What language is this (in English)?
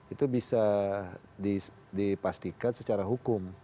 Indonesian